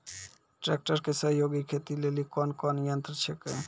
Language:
Maithili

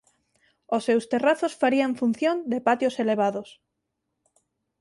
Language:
Galician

